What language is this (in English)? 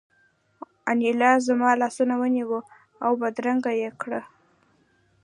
Pashto